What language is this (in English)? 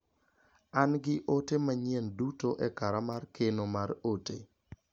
Luo (Kenya and Tanzania)